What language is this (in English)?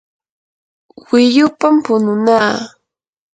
Yanahuanca Pasco Quechua